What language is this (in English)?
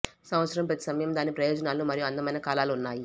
Telugu